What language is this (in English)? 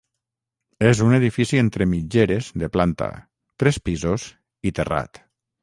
Catalan